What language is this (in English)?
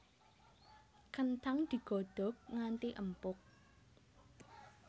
Javanese